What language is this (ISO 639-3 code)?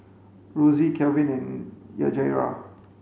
eng